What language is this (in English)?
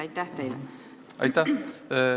Estonian